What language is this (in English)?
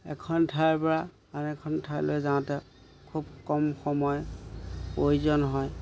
Assamese